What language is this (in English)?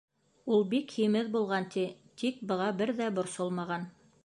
Bashkir